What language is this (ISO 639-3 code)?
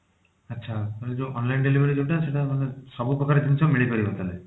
ori